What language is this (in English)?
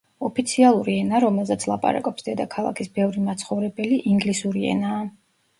Georgian